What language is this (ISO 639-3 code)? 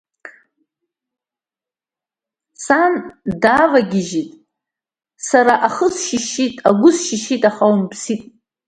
abk